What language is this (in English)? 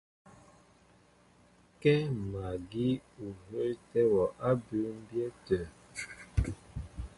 Mbo (Cameroon)